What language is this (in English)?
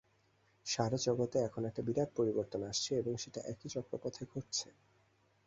Bangla